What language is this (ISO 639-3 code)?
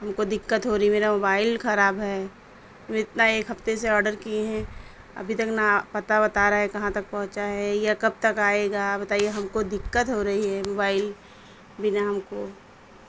urd